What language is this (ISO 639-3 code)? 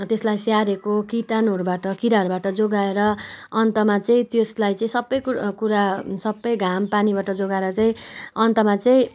nep